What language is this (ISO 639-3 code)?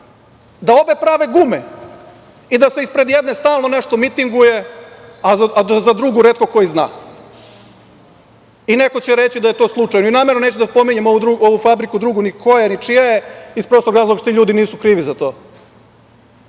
srp